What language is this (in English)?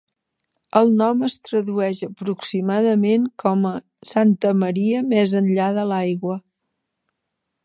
Catalan